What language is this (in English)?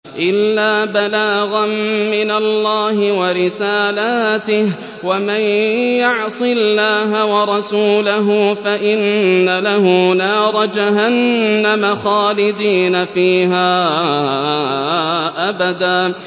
Arabic